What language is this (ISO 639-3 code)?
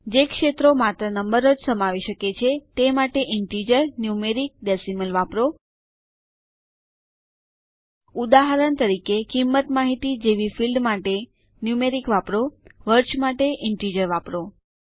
guj